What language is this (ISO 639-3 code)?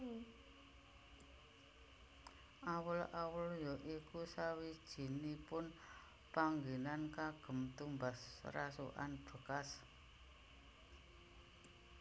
jav